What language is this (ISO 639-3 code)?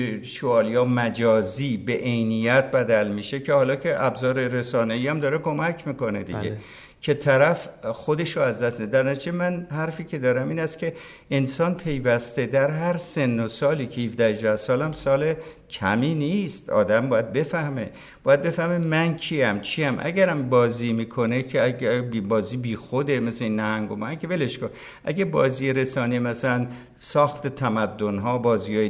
fas